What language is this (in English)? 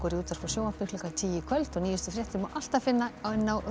Icelandic